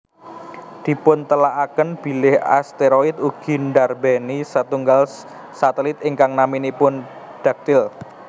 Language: Javanese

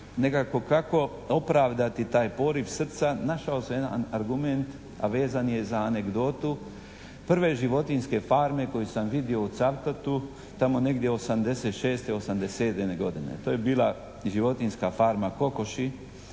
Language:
Croatian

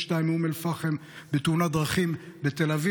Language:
Hebrew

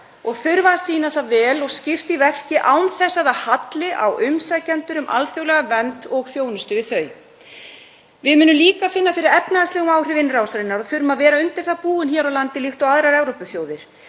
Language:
Icelandic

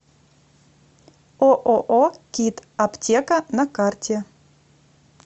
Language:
Russian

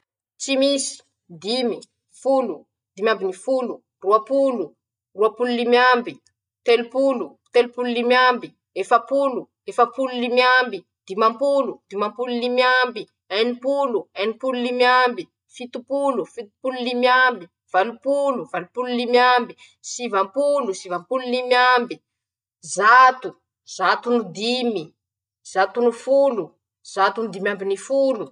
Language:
Masikoro Malagasy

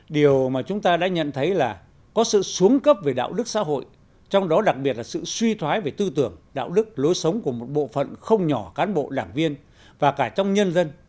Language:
Vietnamese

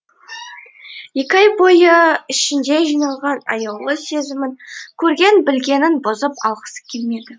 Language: Kazakh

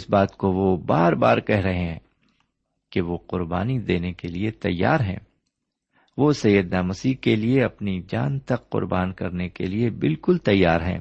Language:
Urdu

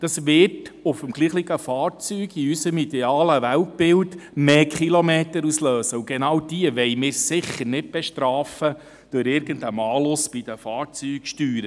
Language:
Swiss German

